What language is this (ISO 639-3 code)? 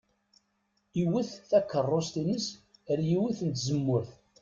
kab